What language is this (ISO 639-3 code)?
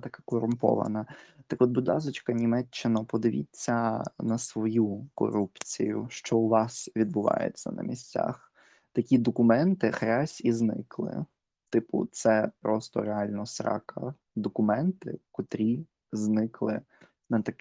ukr